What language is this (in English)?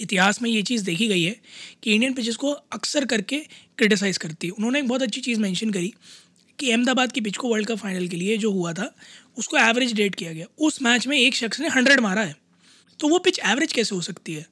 Hindi